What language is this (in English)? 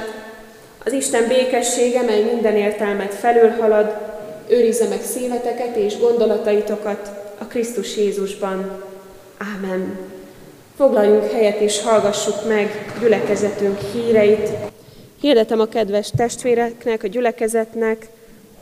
Hungarian